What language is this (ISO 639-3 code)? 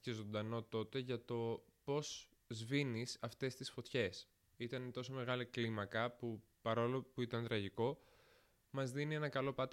ell